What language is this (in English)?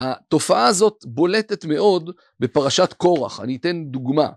Hebrew